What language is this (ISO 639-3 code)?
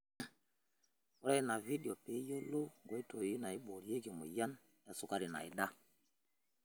mas